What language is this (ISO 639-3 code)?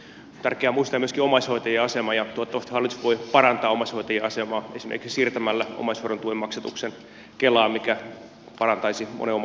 fin